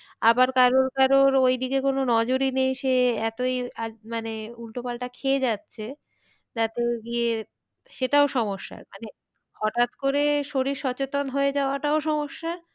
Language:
Bangla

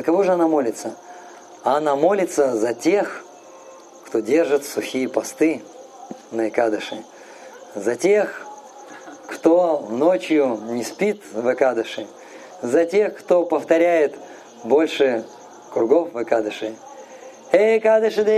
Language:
Russian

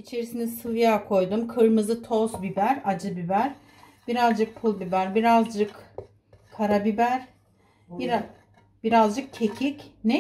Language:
Turkish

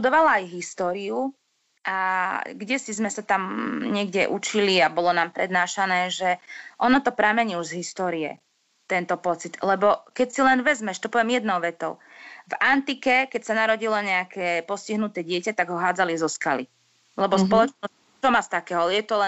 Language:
Slovak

